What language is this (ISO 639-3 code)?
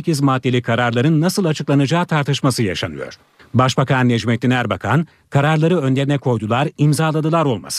tur